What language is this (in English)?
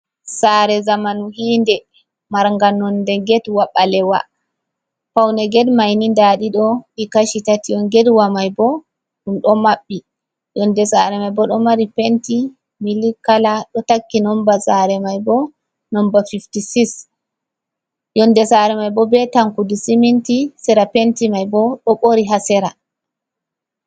Fula